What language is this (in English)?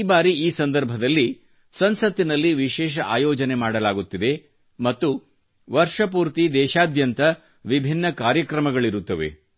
Kannada